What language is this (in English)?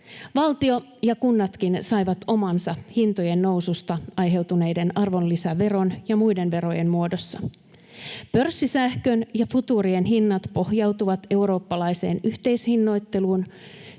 Finnish